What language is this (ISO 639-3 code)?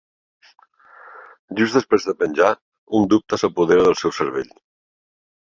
cat